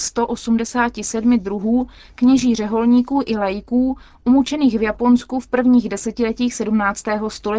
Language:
Czech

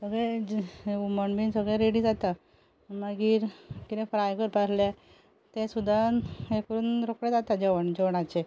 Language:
Konkani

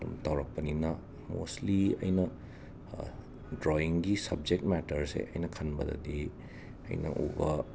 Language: Manipuri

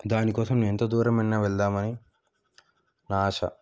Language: Telugu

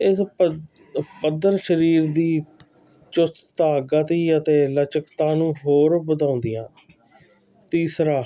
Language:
Punjabi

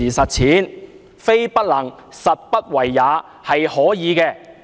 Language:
Cantonese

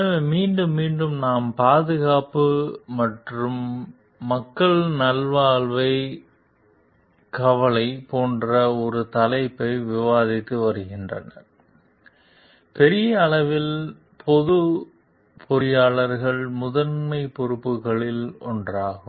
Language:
Tamil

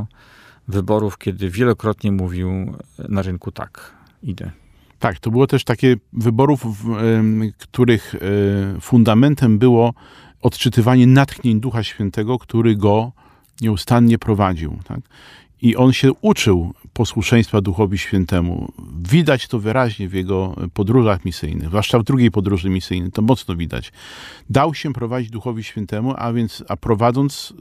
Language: Polish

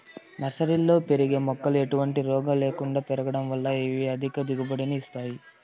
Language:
Telugu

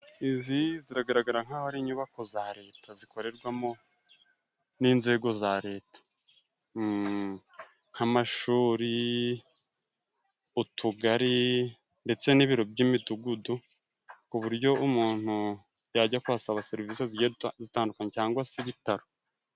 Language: Kinyarwanda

